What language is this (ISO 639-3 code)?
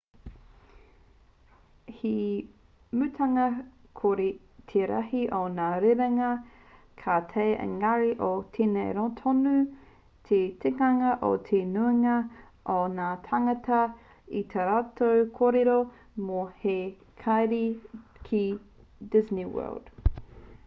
mri